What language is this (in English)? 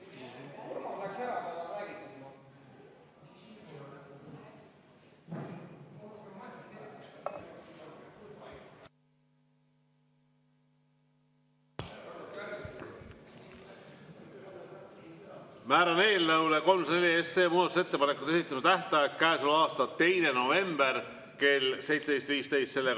Estonian